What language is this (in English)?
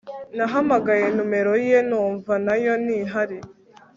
Kinyarwanda